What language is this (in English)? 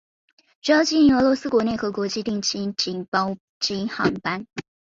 Chinese